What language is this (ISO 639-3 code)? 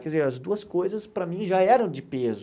por